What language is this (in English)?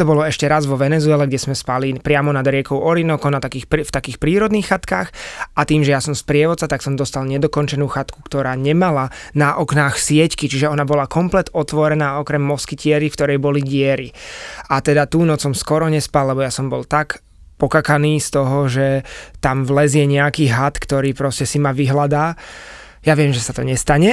Slovak